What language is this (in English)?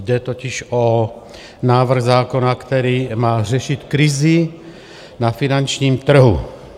Czech